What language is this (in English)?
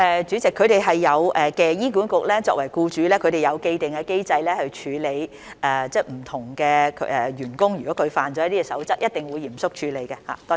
Cantonese